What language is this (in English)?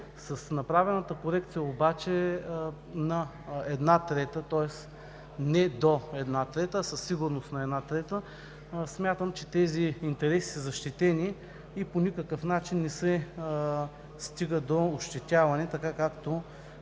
Bulgarian